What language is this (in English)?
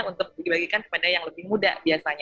Indonesian